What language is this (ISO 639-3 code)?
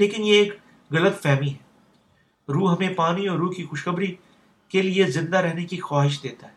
urd